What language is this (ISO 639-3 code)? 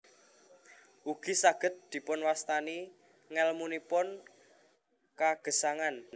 jav